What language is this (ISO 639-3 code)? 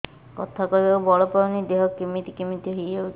ori